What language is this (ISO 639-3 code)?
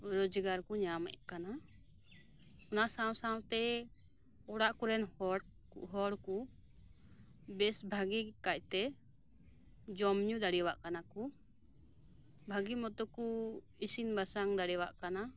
sat